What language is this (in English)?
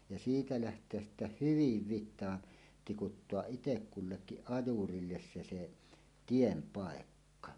Finnish